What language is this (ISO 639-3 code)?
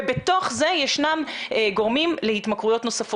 heb